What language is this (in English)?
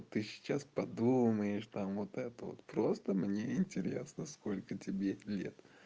Russian